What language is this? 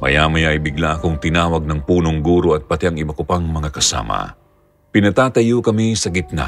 Filipino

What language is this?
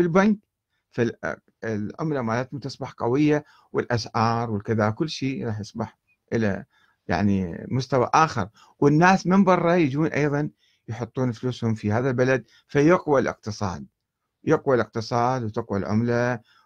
Arabic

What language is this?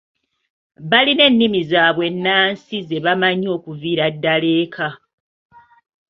Ganda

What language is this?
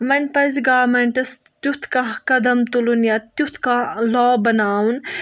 Kashmiri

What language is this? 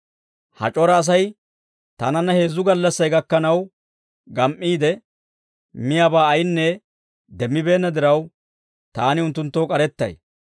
Dawro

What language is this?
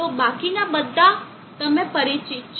Gujarati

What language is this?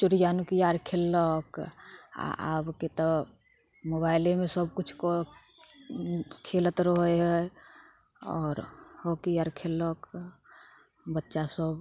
Maithili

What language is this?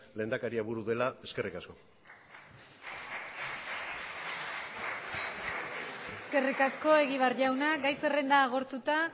Basque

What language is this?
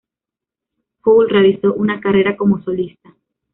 Spanish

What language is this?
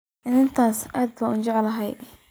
Somali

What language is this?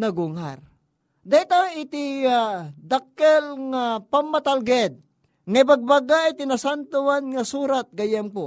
Filipino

